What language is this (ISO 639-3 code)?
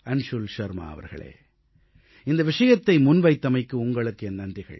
tam